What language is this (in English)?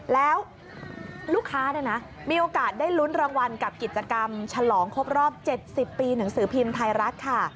Thai